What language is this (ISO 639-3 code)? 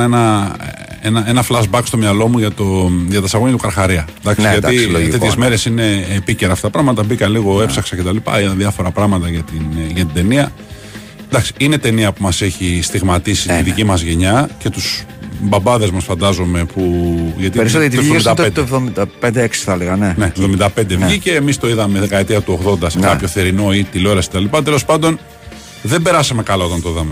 ell